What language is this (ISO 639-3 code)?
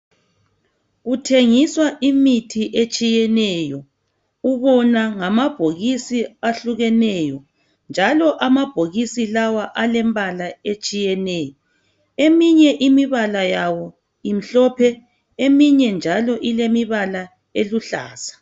nde